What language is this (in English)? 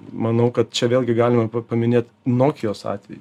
Lithuanian